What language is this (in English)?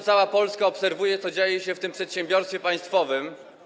Polish